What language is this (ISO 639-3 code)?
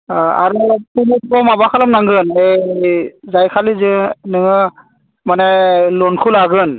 brx